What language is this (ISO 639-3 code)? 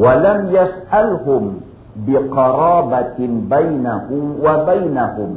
msa